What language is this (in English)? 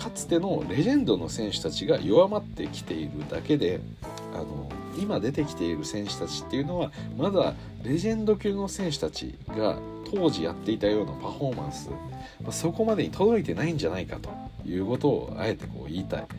Japanese